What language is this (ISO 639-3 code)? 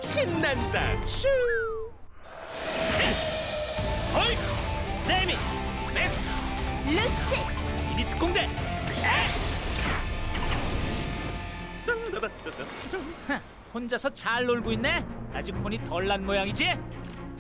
kor